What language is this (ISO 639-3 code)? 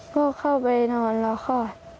tha